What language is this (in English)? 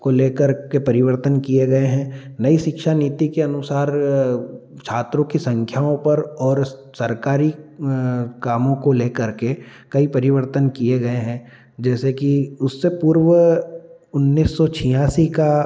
Hindi